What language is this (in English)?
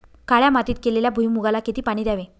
Marathi